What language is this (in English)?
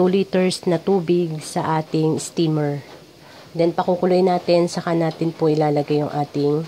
Filipino